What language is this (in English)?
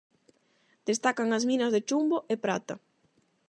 Galician